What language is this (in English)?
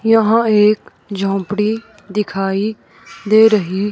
Hindi